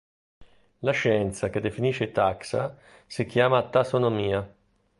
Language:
Italian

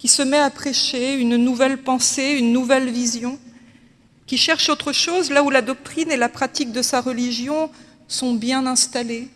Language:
French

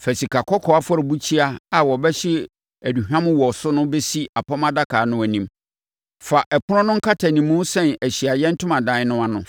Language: Akan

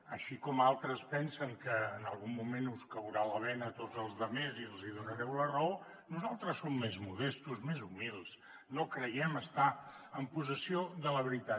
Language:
Catalan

